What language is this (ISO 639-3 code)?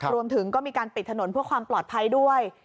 tha